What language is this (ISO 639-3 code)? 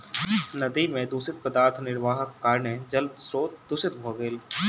mai